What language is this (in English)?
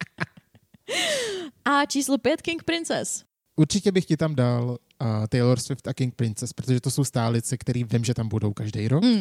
Czech